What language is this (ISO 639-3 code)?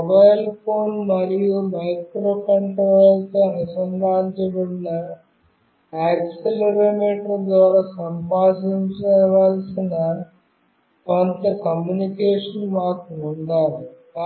tel